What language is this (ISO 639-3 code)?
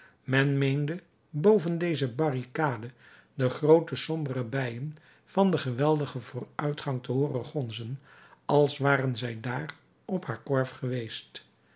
nld